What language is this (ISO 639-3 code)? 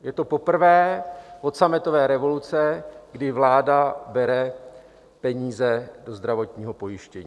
ces